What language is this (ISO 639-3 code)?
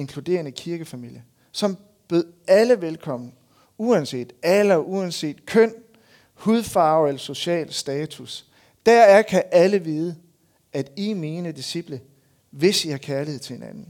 dan